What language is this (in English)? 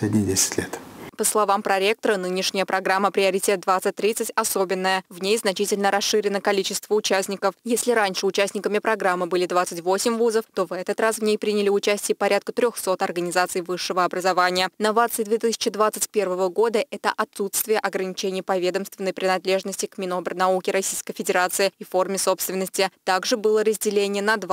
Russian